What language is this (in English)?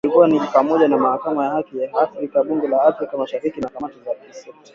Swahili